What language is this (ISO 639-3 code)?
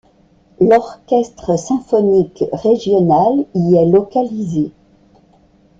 fra